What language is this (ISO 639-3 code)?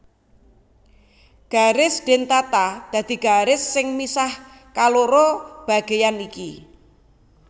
jav